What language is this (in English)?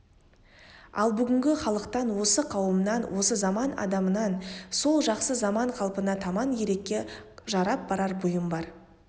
Kazakh